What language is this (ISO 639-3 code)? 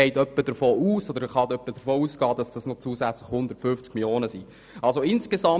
gsw